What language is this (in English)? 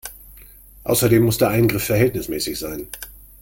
German